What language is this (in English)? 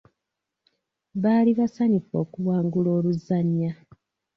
Ganda